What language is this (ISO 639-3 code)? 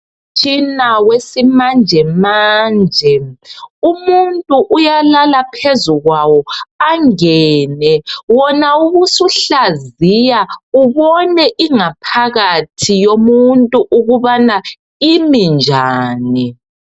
nde